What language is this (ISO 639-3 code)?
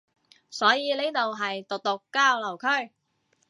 yue